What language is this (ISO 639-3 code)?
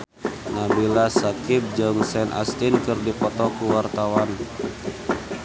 sun